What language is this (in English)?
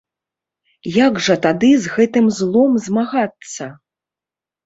Belarusian